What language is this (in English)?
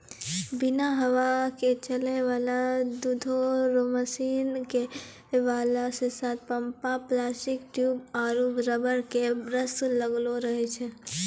Maithili